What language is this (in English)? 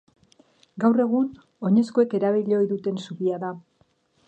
Basque